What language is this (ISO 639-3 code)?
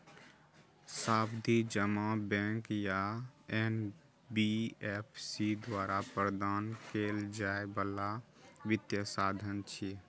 mai